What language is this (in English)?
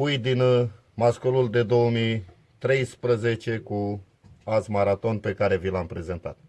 Romanian